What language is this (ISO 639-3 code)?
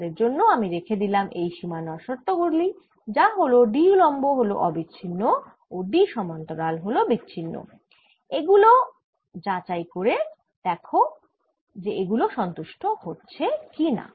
ben